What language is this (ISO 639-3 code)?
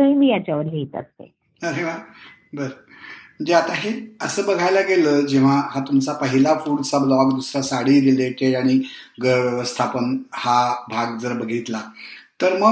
mar